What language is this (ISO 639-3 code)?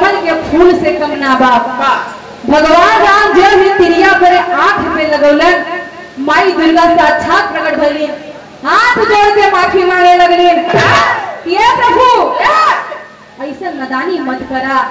hin